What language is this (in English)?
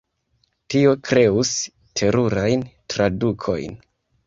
Esperanto